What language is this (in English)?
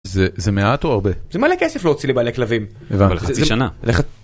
Hebrew